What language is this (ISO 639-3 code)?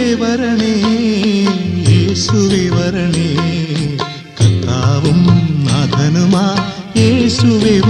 mal